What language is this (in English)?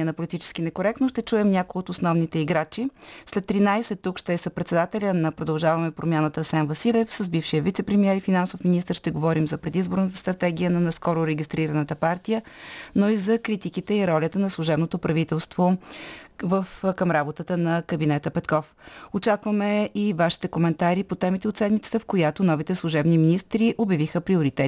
Bulgarian